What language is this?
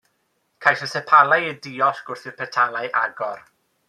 Welsh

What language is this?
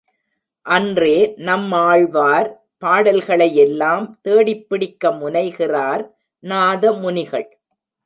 Tamil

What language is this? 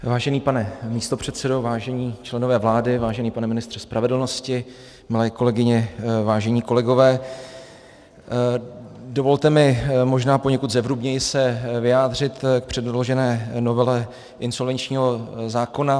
Czech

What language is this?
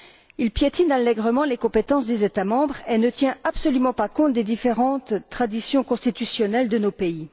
French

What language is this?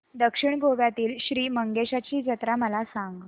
Marathi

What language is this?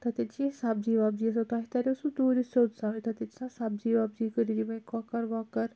Kashmiri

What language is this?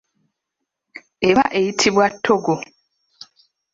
Ganda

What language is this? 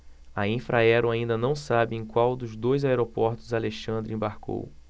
Portuguese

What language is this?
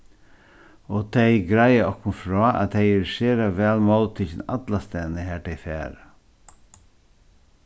Faroese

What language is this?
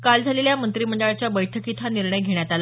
Marathi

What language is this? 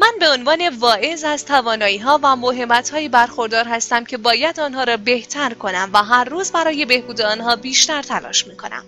Persian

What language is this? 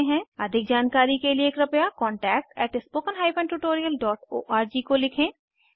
Hindi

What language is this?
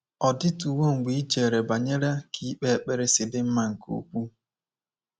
Igbo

